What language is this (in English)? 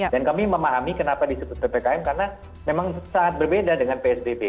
Indonesian